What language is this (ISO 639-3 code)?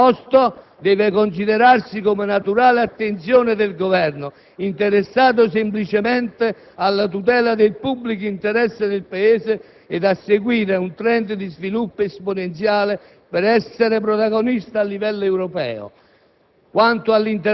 ita